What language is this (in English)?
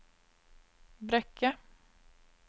Norwegian